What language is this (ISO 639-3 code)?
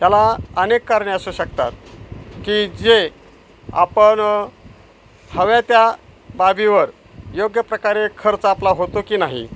mar